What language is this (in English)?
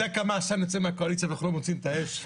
Hebrew